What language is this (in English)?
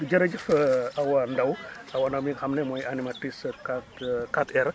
Wolof